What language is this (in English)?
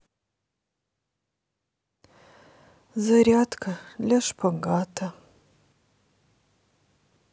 Russian